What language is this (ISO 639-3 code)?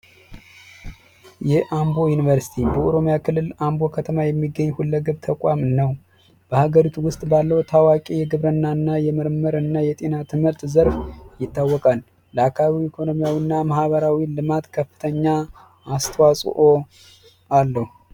amh